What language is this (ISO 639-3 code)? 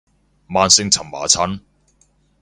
yue